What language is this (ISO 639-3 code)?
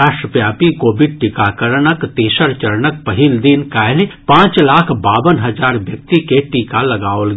mai